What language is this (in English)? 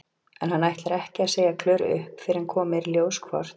Icelandic